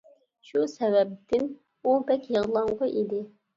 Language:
Uyghur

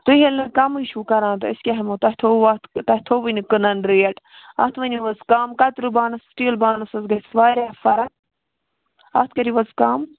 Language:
Kashmiri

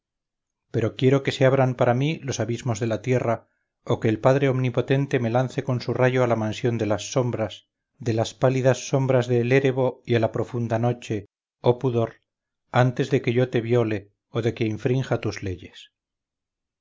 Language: Spanish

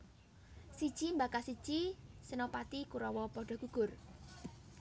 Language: Javanese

